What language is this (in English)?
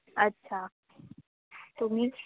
Marathi